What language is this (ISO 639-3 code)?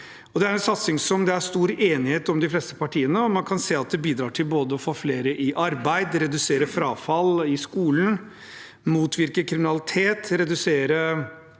nor